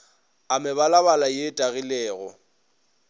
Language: Northern Sotho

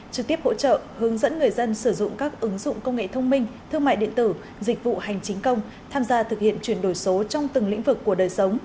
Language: Vietnamese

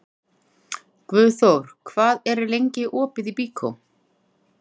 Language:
Icelandic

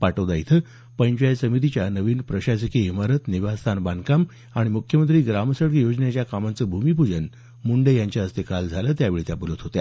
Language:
Marathi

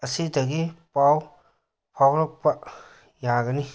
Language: Manipuri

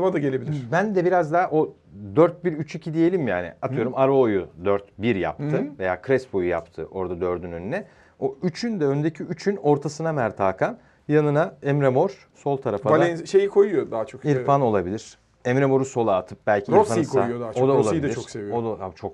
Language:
Turkish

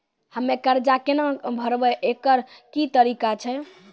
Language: Maithili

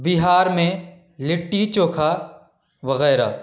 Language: Urdu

